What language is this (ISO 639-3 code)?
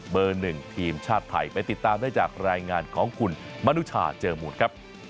tha